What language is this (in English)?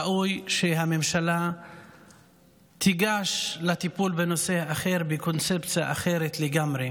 Hebrew